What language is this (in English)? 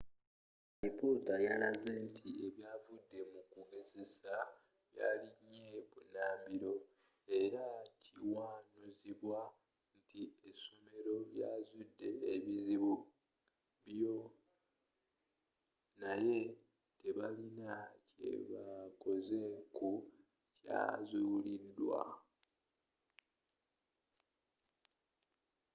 Ganda